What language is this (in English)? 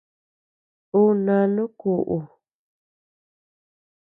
Tepeuxila Cuicatec